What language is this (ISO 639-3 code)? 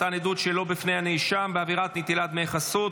heb